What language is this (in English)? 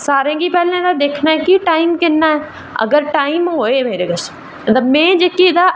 Dogri